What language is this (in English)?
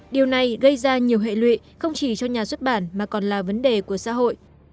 Vietnamese